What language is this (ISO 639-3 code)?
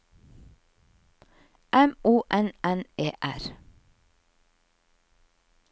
nor